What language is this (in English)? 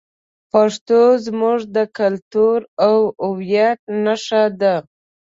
Pashto